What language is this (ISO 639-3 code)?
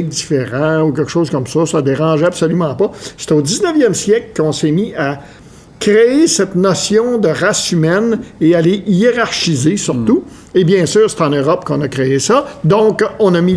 fra